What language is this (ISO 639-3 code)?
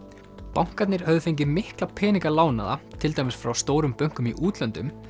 isl